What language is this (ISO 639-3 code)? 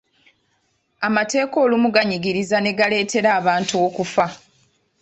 lug